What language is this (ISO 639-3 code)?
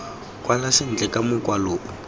tsn